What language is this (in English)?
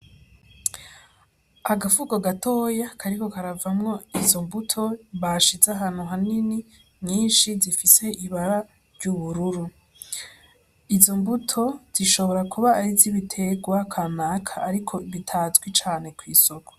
Rundi